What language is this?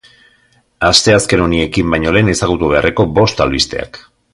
Basque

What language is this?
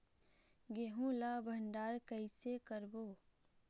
Chhattisgarhi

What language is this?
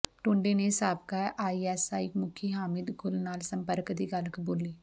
Punjabi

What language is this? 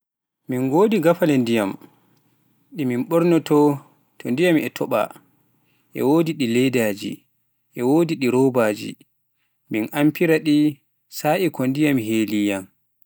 Pular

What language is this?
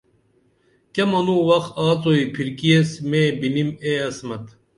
Dameli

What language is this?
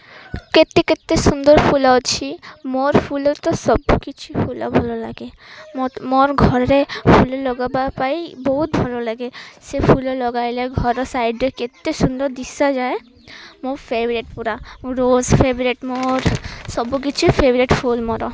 Odia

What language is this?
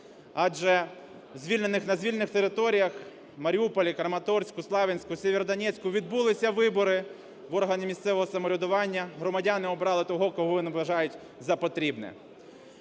Ukrainian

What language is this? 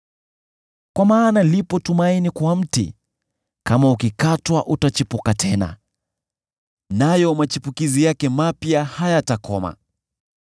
Swahili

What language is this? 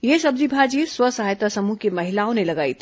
Hindi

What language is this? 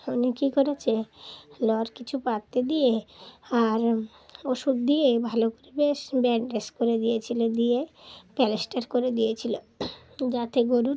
Bangla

